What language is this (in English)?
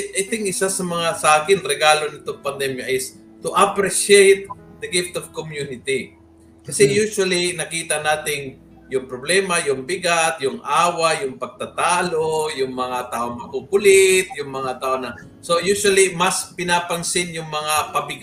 Filipino